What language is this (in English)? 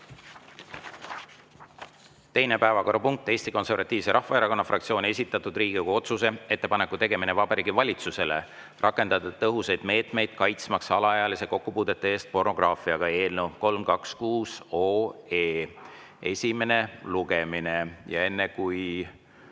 Estonian